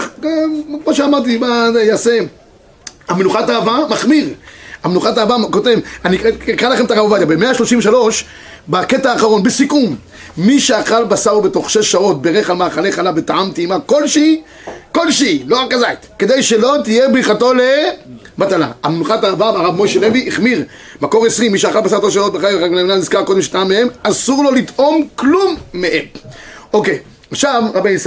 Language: Hebrew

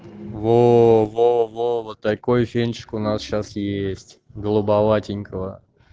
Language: Russian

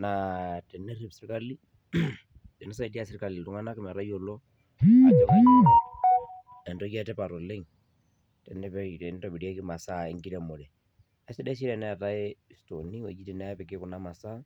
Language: Masai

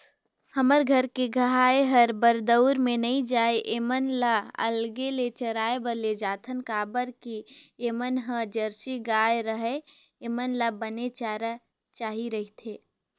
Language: Chhattisgarhi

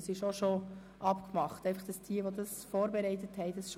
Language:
Swiss German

